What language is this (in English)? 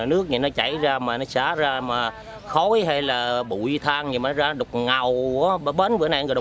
Vietnamese